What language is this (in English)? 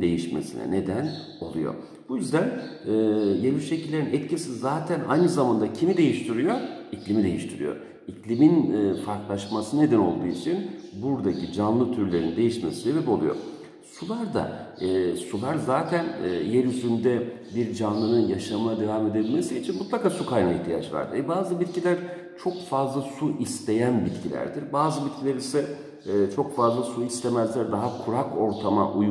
Turkish